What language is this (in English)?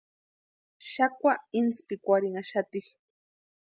Western Highland Purepecha